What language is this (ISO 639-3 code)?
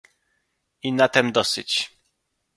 pol